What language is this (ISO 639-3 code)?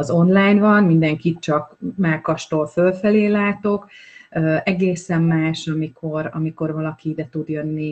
hun